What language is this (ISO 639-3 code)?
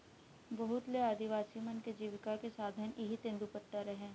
hne